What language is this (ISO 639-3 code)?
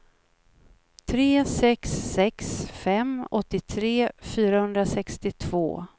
swe